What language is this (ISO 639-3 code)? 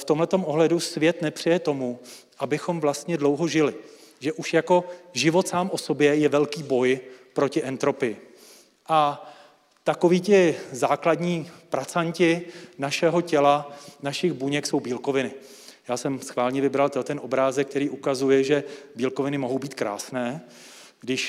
ces